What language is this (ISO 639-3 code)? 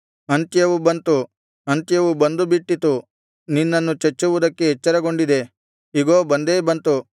kan